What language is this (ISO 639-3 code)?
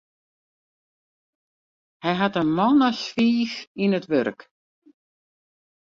fry